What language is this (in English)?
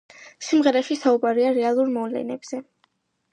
Georgian